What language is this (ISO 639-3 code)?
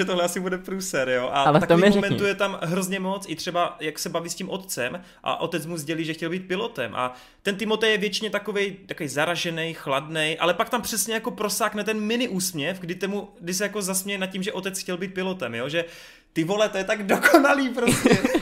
ces